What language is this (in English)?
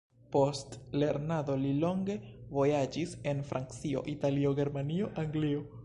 Esperanto